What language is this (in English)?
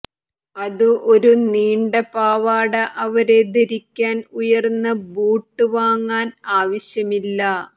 Malayalam